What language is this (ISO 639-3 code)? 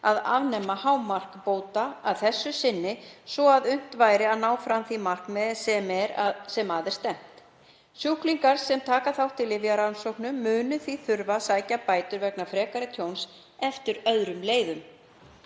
isl